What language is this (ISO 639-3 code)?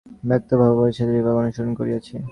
ben